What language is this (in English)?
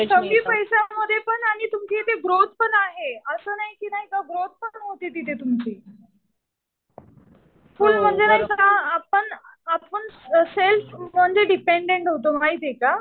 Marathi